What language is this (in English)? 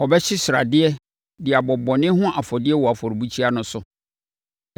Akan